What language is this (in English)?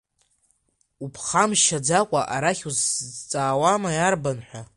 Abkhazian